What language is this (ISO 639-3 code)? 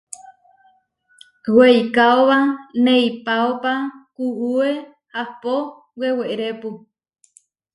var